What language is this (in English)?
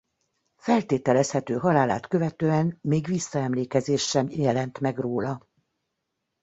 Hungarian